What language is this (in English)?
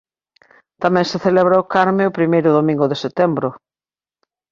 Galician